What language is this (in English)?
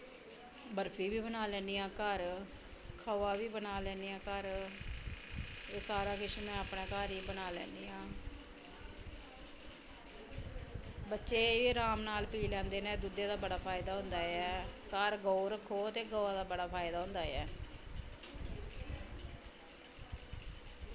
Dogri